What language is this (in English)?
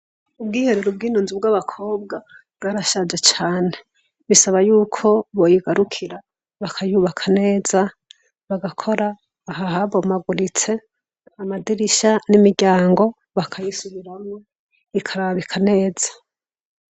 Rundi